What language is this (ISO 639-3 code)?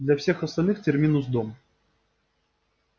rus